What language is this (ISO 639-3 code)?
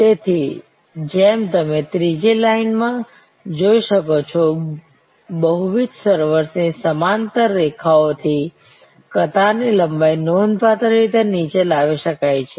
guj